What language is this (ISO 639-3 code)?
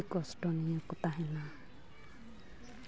sat